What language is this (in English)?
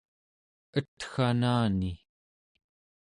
Central Yupik